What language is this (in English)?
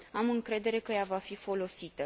Romanian